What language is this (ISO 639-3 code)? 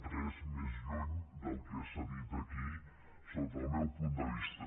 cat